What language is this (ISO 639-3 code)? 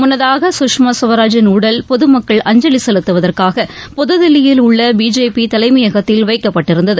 tam